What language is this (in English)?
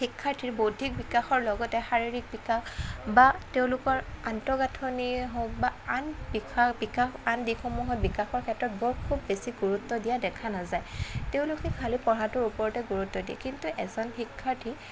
Assamese